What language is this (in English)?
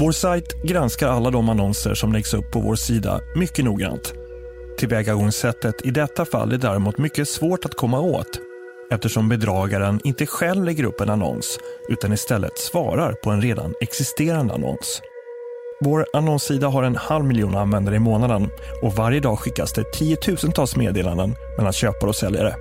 Swedish